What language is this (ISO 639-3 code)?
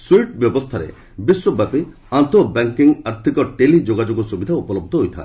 ori